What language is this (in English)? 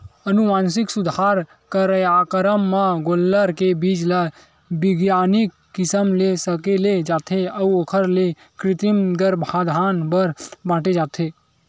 Chhattisgarhi